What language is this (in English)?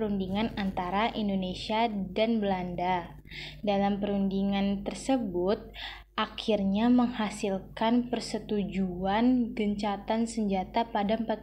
Indonesian